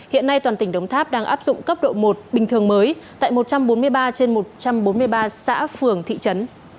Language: Vietnamese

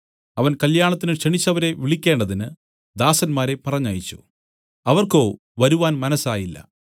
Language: Malayalam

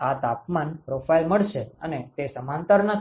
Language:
Gujarati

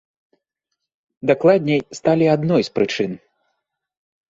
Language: Belarusian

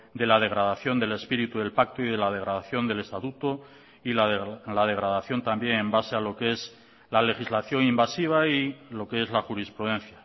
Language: Spanish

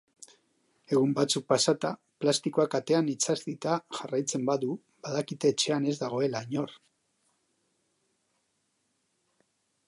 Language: Basque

